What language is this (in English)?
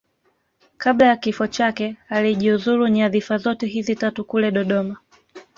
Swahili